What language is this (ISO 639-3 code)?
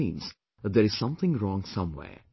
eng